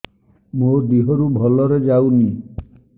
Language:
Odia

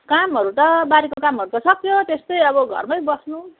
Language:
Nepali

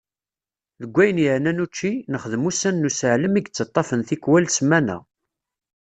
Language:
Kabyle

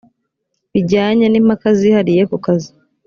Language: Kinyarwanda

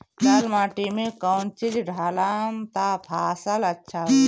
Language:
Bhojpuri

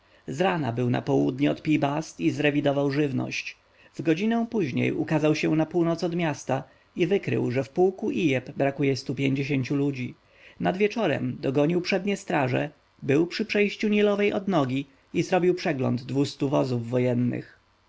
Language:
Polish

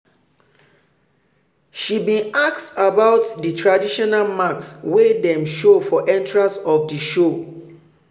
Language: Nigerian Pidgin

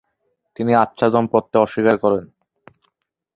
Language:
Bangla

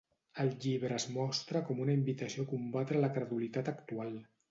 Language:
Catalan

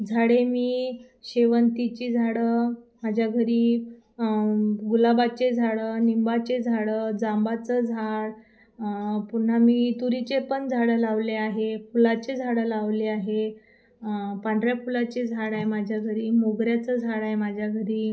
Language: Marathi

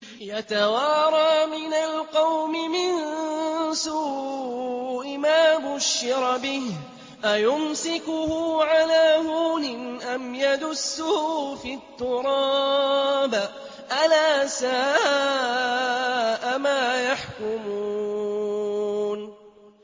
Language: Arabic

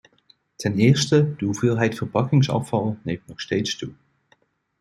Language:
Dutch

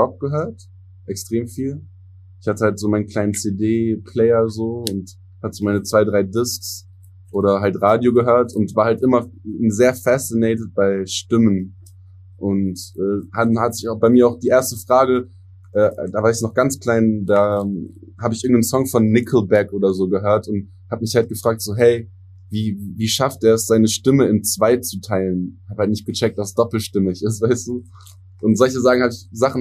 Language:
German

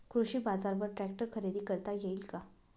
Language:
Marathi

